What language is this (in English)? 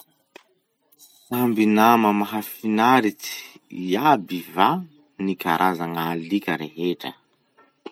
Masikoro Malagasy